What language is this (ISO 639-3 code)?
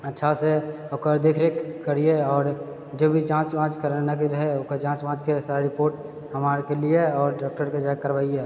mai